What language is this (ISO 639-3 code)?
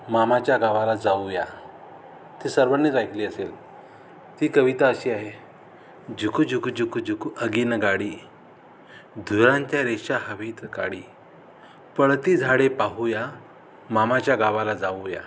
mar